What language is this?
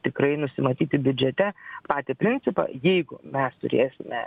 Lithuanian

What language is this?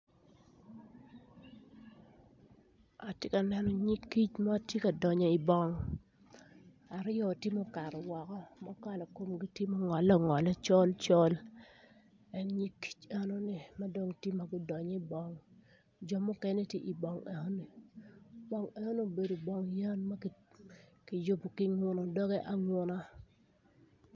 Acoli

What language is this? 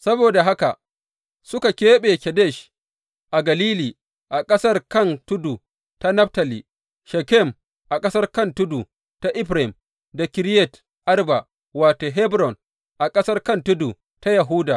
Hausa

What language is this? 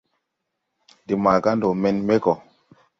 Tupuri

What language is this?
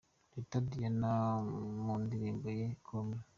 Kinyarwanda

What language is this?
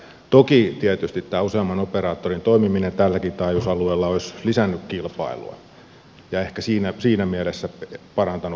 Finnish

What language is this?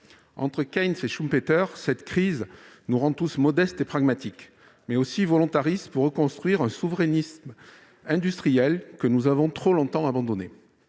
French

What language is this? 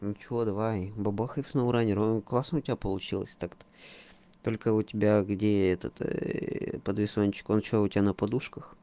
Russian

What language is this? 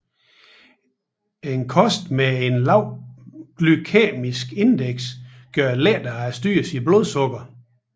Danish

